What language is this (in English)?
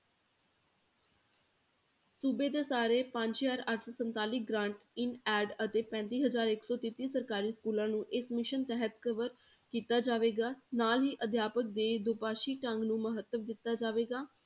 Punjabi